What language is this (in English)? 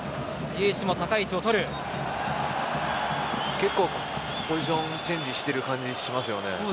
Japanese